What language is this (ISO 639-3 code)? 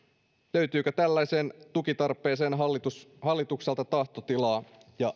fin